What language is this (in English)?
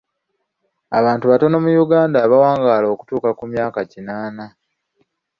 Ganda